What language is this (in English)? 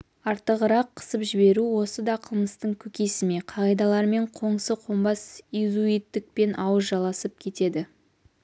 Kazakh